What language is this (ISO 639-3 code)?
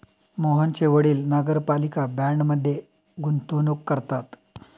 mar